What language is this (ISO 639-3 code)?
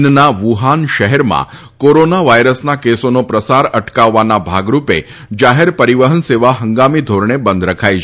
guj